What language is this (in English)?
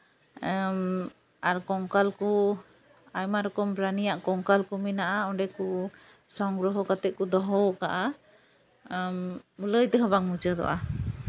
Santali